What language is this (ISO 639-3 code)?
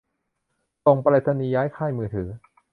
tha